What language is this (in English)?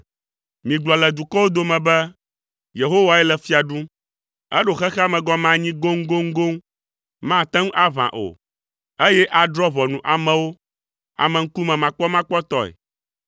Ewe